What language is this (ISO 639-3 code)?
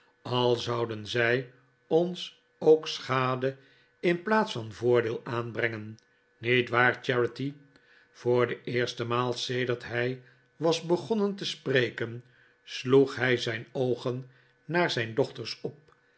nld